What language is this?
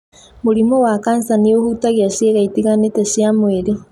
Kikuyu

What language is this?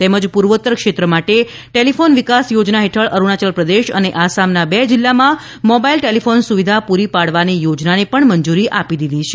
Gujarati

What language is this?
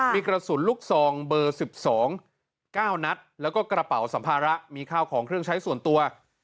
Thai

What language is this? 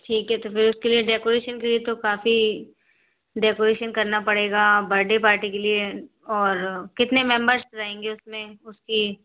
Hindi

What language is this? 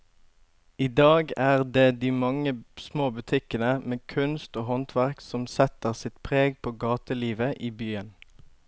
Norwegian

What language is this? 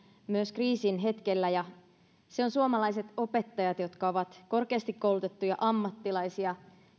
Finnish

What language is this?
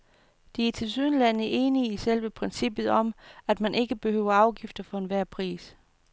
Danish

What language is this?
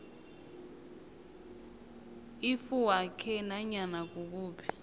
South Ndebele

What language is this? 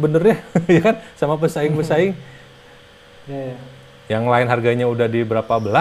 Indonesian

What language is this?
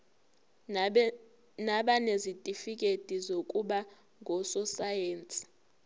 Zulu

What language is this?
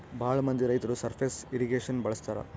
Kannada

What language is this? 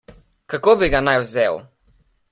Slovenian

